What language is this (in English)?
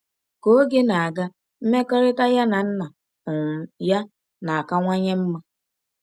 Igbo